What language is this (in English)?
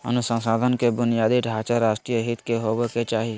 Magahi